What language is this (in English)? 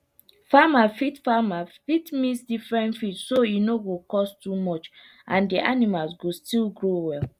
Nigerian Pidgin